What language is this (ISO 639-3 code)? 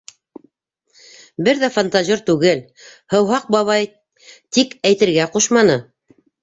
bak